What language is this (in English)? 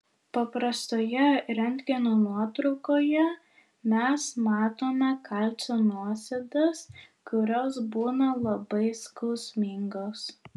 Lithuanian